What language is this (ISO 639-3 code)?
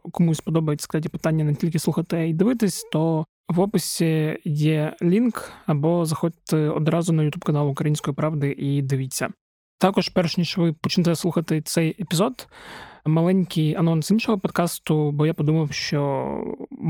ukr